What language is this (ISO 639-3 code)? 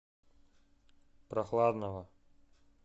rus